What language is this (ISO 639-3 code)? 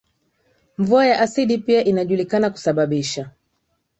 swa